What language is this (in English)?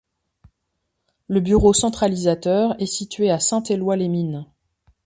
French